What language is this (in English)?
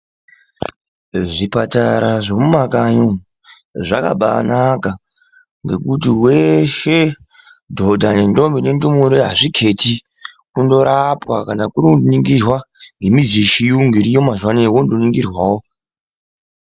Ndau